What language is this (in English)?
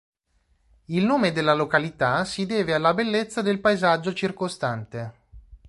Italian